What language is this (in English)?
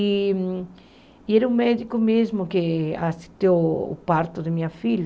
Portuguese